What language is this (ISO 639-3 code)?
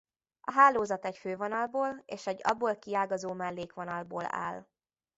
hun